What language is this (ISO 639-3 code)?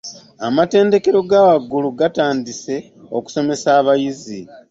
lug